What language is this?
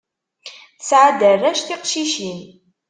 Kabyle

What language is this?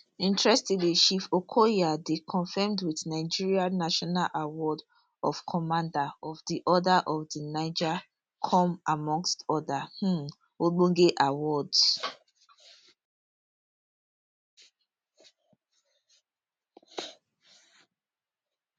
Nigerian Pidgin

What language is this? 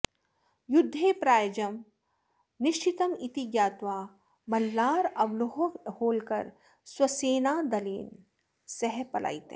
Sanskrit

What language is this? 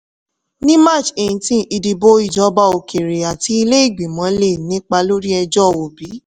Yoruba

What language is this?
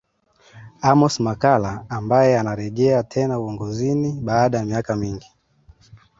Swahili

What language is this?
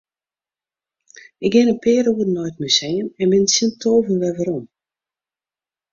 Western Frisian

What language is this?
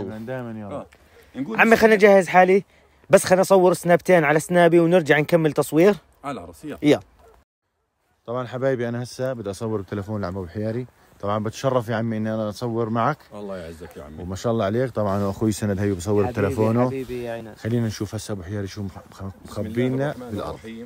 Arabic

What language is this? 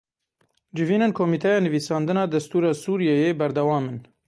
Kurdish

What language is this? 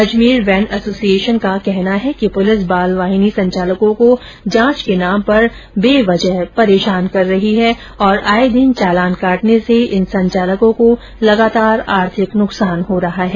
Hindi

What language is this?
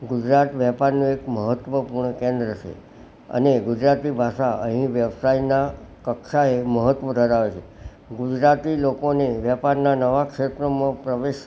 Gujarati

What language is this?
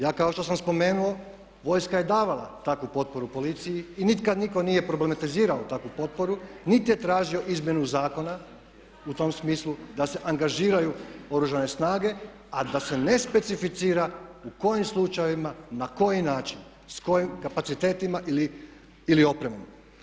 Croatian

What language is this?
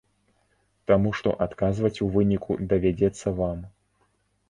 Belarusian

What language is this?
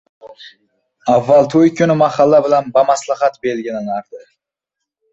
Uzbek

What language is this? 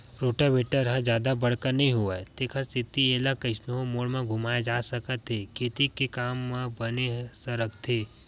Chhattisgarhi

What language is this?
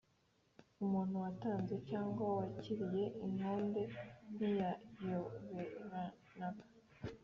Kinyarwanda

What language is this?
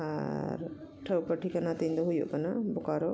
Santali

